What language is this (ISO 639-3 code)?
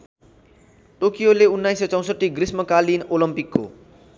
nep